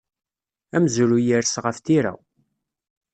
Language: Kabyle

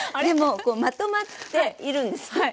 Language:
Japanese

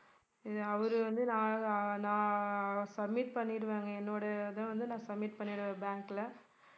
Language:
Tamil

